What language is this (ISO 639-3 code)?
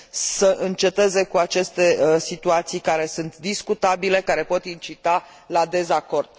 ron